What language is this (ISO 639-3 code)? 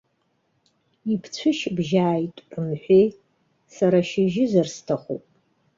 abk